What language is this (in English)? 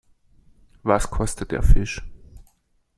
German